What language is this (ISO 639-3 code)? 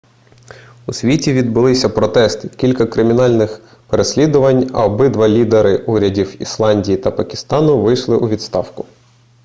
ukr